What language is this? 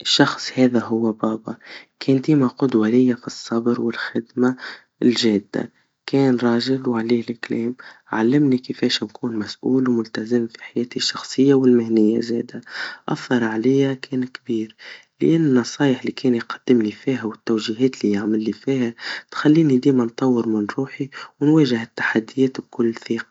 Tunisian Arabic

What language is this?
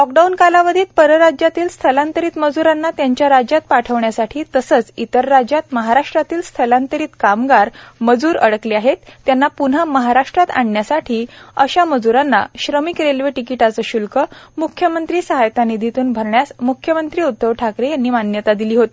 Marathi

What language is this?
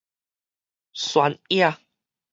Min Nan Chinese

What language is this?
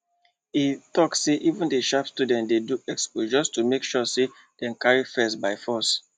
Nigerian Pidgin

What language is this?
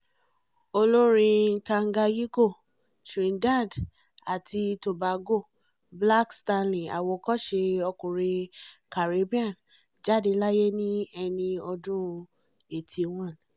Yoruba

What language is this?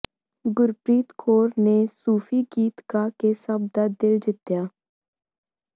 Punjabi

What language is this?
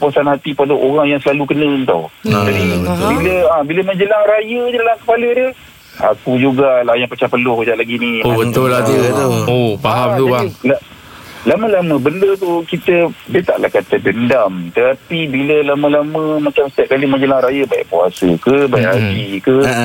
Malay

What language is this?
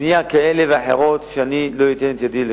Hebrew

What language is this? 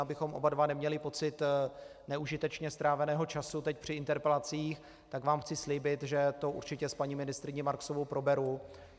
Czech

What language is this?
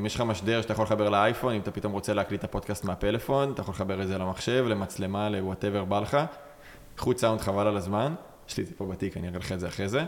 Hebrew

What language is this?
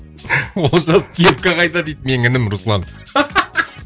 Kazakh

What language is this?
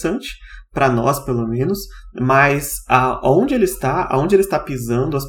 Portuguese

